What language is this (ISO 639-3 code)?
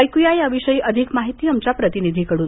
mar